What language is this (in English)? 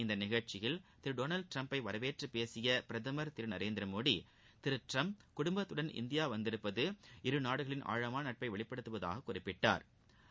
Tamil